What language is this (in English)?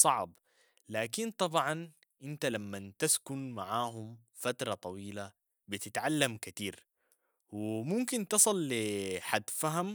Sudanese Arabic